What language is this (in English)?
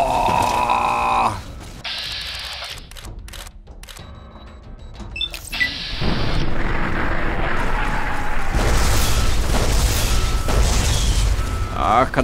German